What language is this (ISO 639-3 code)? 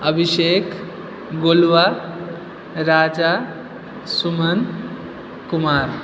mai